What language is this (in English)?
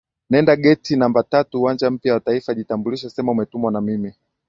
Swahili